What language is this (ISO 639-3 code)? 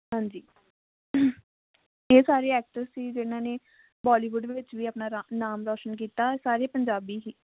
pan